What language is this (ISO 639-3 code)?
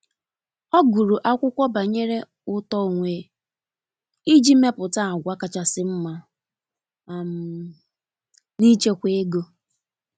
ibo